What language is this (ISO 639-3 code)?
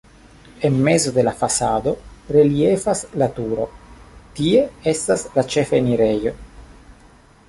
epo